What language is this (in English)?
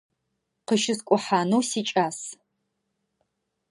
Adyghe